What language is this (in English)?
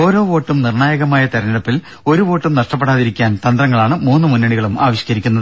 Malayalam